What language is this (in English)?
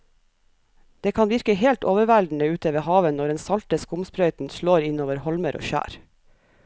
Norwegian